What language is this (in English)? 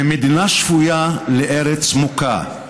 Hebrew